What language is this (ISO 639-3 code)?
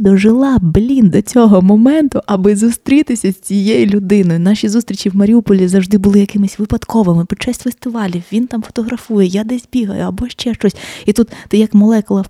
ukr